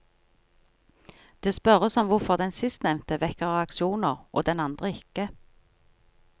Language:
Norwegian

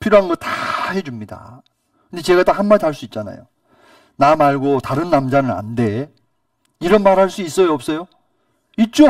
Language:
Korean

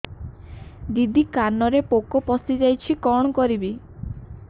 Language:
Odia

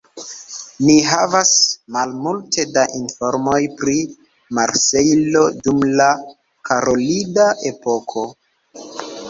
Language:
Esperanto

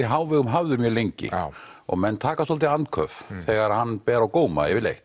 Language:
Icelandic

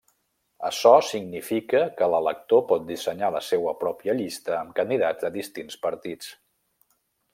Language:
Catalan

